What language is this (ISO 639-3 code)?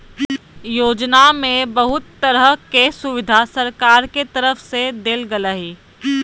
mag